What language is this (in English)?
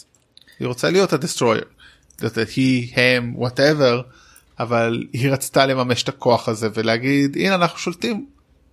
Hebrew